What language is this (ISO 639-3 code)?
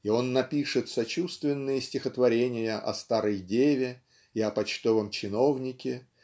rus